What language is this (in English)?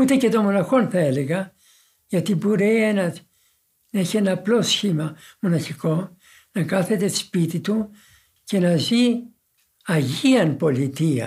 Greek